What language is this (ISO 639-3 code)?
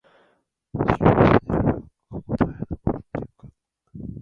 jpn